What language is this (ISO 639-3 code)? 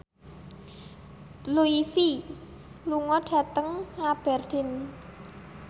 jav